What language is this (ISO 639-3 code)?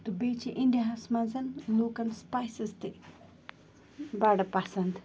kas